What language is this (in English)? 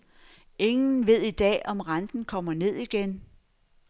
Danish